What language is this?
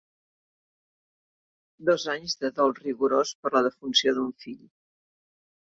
Catalan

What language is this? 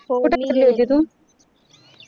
Marathi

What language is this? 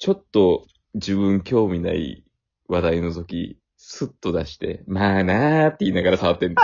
Japanese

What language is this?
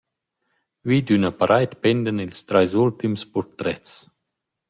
Romansh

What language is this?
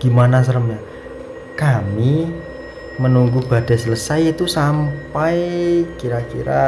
Indonesian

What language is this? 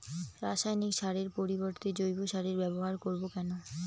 Bangla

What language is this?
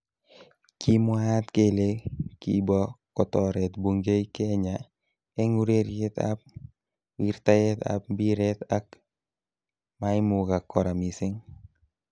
Kalenjin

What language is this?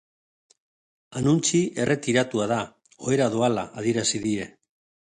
Basque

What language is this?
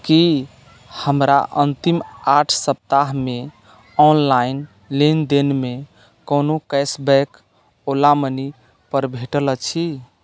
Maithili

